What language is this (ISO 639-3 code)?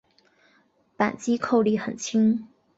zho